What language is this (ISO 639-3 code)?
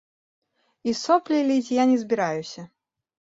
bel